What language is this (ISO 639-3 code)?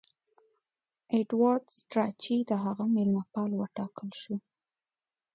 pus